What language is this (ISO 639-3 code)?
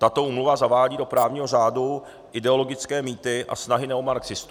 ces